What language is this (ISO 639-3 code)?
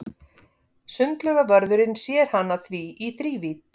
isl